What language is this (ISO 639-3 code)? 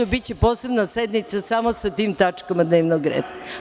srp